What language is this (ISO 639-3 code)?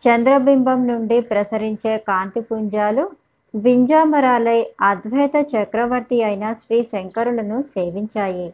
tel